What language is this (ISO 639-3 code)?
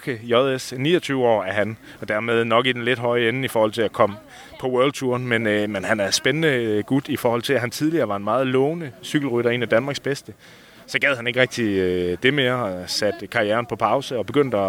dan